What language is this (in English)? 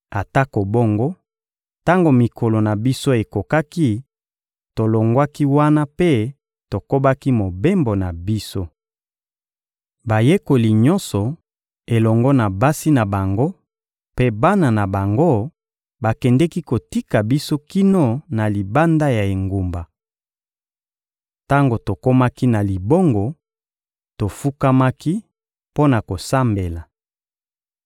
Lingala